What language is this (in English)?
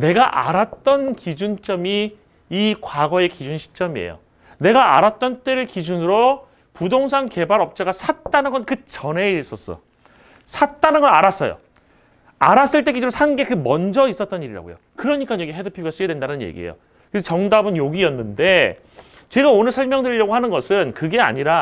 Korean